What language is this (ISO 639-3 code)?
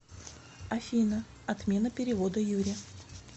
rus